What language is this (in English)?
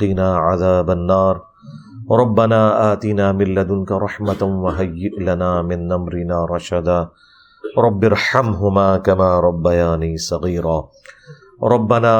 Urdu